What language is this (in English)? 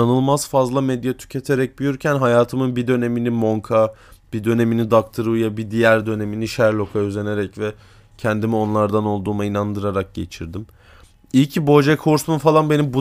Turkish